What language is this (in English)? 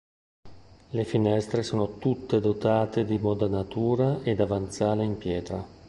Italian